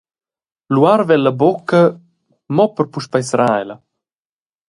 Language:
Romansh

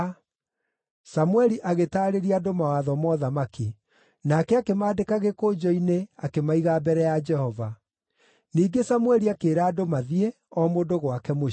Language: Kikuyu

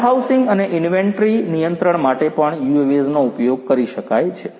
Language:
Gujarati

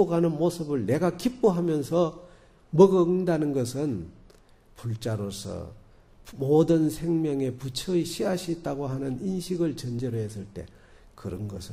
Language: Korean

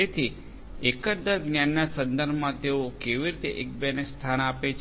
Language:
Gujarati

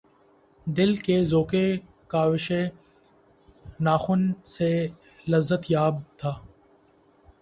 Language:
Urdu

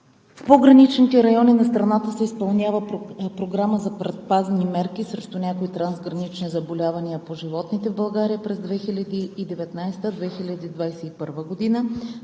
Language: Bulgarian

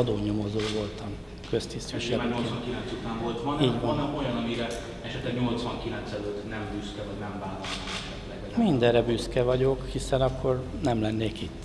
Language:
Hungarian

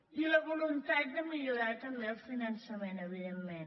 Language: Catalan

